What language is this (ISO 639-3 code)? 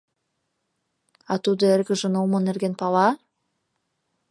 chm